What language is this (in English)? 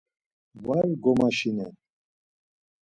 Laz